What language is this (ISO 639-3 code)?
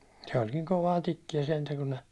fin